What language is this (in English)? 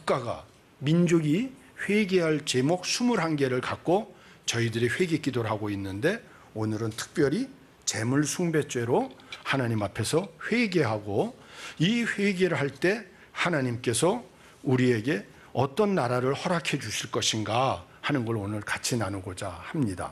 Korean